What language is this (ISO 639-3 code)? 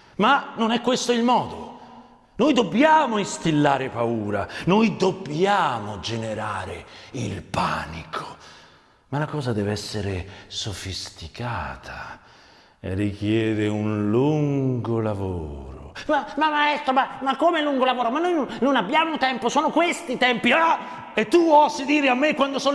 ita